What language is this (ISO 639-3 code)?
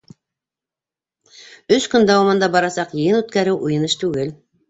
bak